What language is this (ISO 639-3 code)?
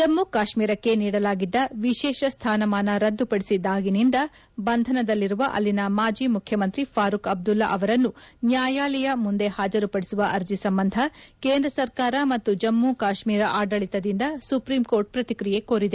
kan